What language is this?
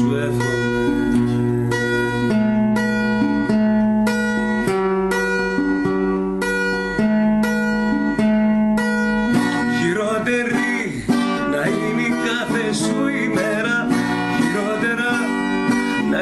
Greek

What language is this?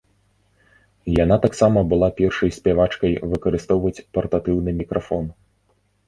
Belarusian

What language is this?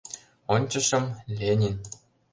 Mari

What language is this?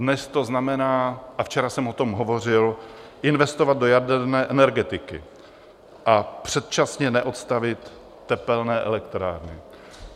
Czech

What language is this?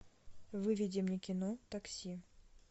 Russian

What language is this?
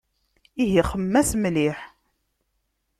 Kabyle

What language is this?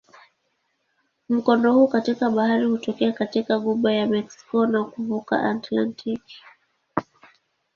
Swahili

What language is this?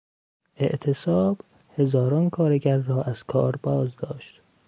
Persian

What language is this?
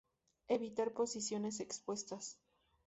Spanish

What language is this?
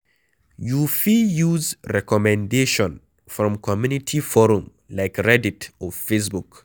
Nigerian Pidgin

